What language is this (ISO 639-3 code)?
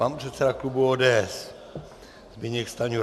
ces